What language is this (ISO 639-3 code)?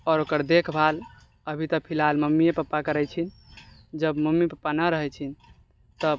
mai